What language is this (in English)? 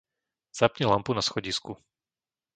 Slovak